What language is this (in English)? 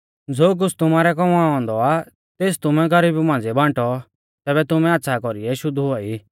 Mahasu Pahari